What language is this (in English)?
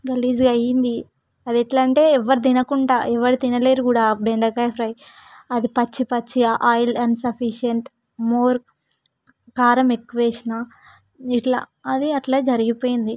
Telugu